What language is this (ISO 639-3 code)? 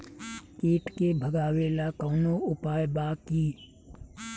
bho